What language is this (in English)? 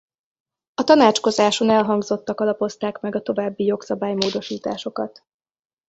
Hungarian